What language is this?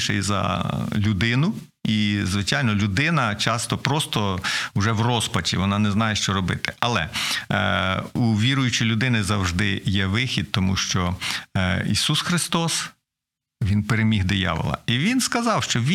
Ukrainian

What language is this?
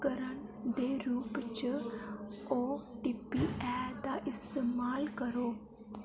Dogri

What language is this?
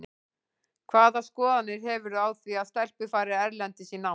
Icelandic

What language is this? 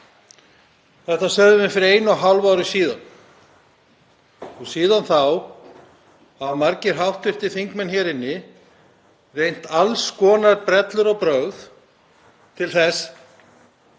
Icelandic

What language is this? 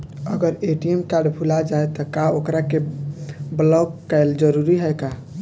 Bhojpuri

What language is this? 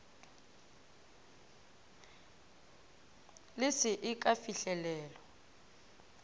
Northern Sotho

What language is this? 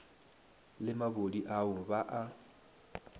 Northern Sotho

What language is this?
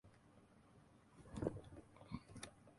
Urdu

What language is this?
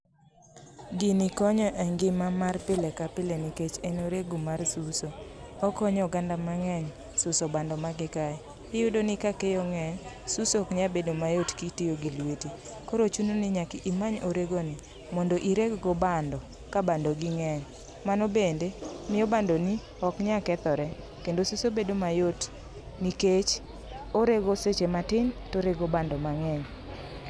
Luo (Kenya and Tanzania)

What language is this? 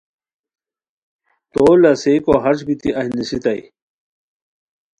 Khowar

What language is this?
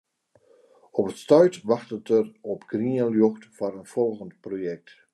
Western Frisian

